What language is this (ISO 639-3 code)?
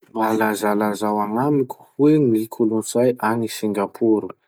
msh